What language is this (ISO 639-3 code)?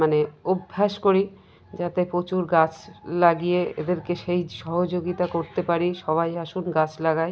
ben